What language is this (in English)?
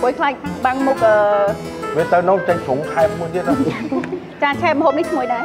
Thai